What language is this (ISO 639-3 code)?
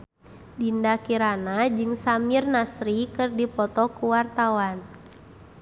sun